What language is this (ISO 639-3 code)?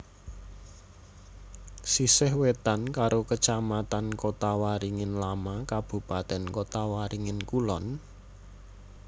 jav